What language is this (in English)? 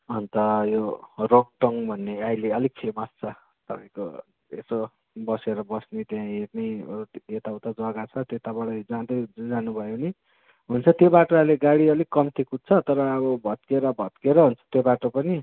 Nepali